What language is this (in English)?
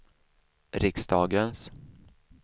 Swedish